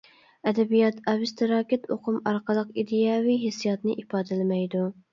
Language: Uyghur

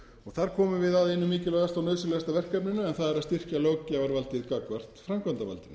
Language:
Icelandic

